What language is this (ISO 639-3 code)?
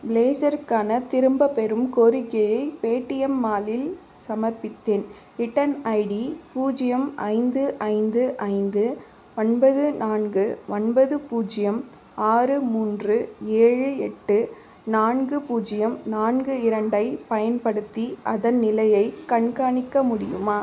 tam